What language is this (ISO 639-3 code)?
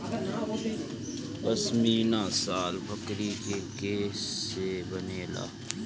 bho